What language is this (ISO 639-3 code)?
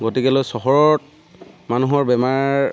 asm